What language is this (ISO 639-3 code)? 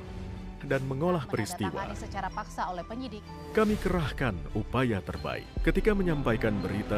ind